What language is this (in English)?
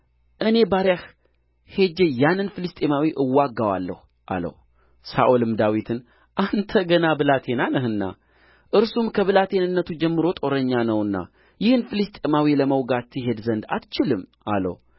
Amharic